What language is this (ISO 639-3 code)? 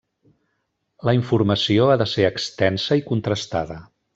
cat